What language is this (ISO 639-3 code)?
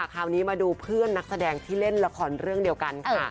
tha